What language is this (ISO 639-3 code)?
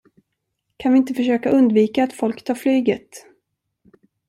swe